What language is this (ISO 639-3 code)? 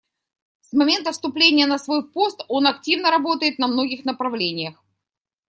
rus